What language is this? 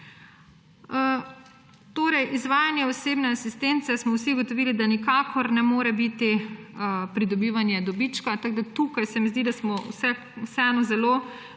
Slovenian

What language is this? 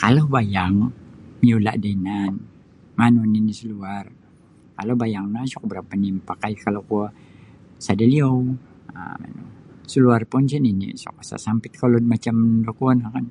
Sabah Bisaya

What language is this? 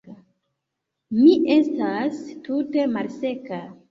Esperanto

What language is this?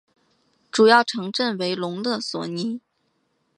Chinese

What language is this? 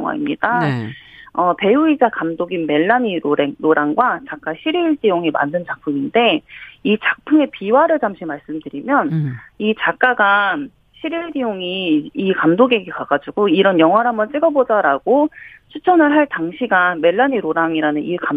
Korean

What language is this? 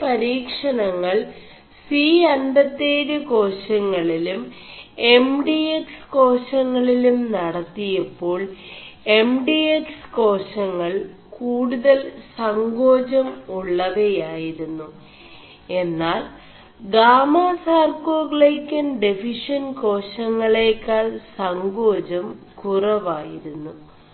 Malayalam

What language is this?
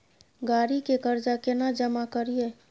Maithili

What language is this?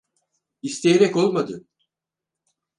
Turkish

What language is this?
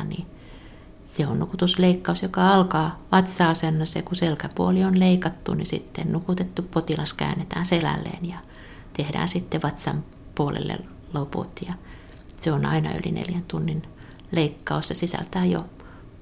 Finnish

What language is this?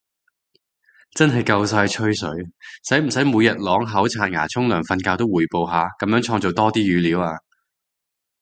Cantonese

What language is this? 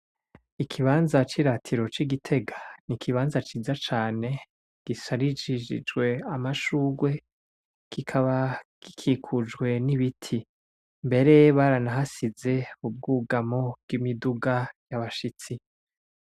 Rundi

